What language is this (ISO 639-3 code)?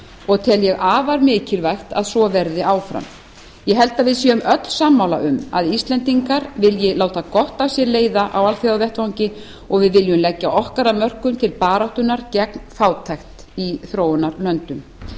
isl